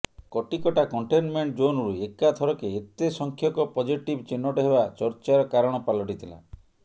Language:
Odia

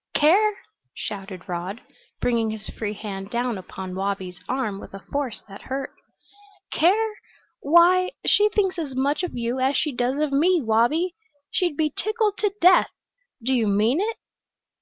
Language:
English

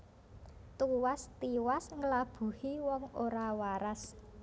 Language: Javanese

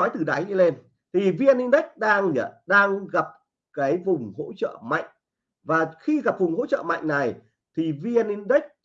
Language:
Vietnamese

